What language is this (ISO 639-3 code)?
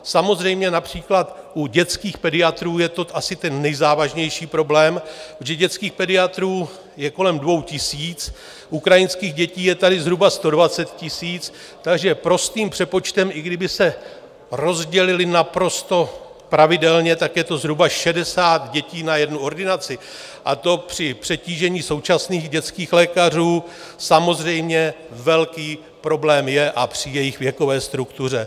ces